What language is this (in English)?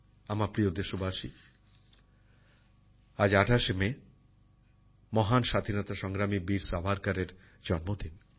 Bangla